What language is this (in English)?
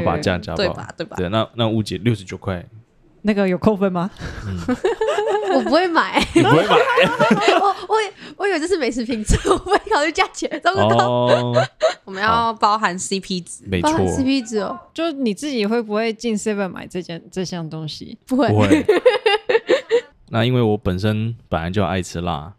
Chinese